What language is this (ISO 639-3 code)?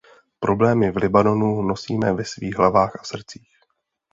ces